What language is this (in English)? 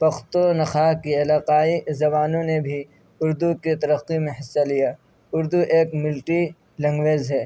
Urdu